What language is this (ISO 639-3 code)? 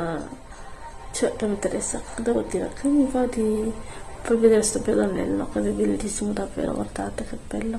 ita